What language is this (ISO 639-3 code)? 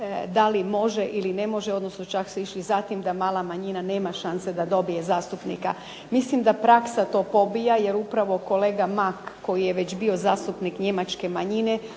hrv